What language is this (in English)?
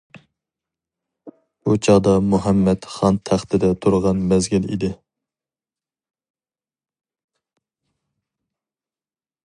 Uyghur